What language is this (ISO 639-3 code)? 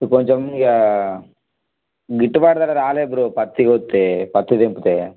tel